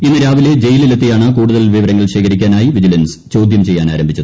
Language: Malayalam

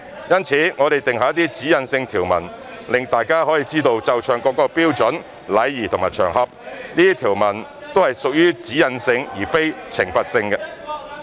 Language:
Cantonese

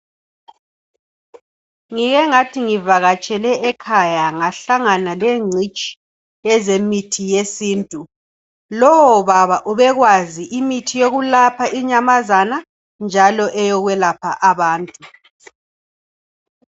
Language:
North Ndebele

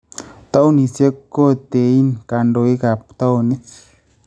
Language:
Kalenjin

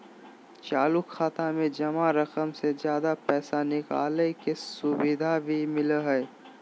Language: Magahi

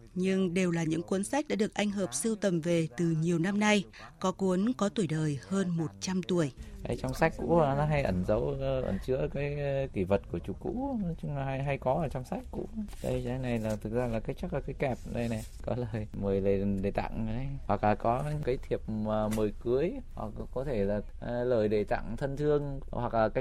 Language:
Vietnamese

